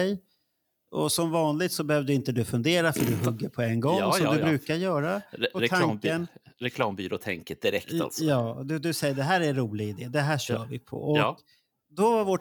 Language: Swedish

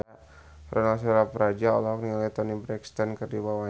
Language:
Sundanese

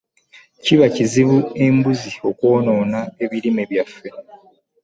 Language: Ganda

